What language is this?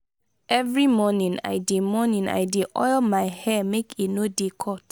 Nigerian Pidgin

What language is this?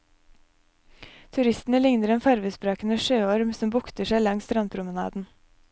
Norwegian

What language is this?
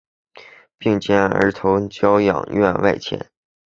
Chinese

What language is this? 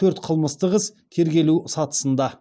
Kazakh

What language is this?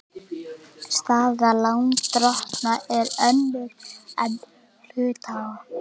Icelandic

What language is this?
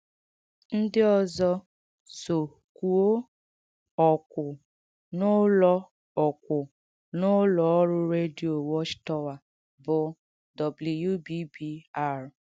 Igbo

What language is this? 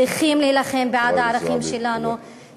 Hebrew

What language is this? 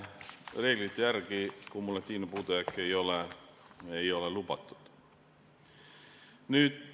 Estonian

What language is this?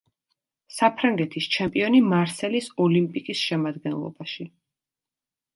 Georgian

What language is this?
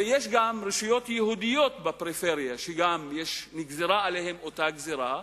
Hebrew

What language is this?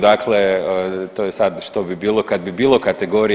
Croatian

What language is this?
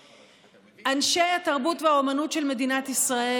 Hebrew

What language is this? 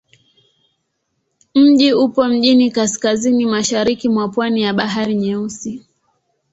Swahili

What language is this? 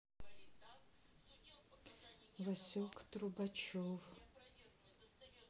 Russian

